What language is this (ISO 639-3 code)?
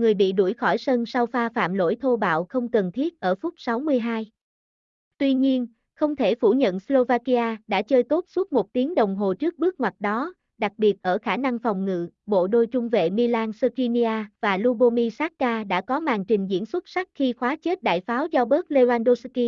vie